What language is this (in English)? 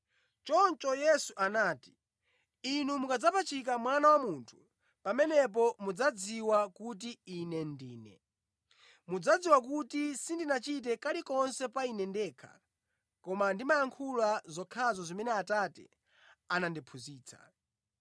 Nyanja